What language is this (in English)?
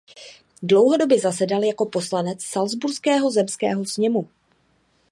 Czech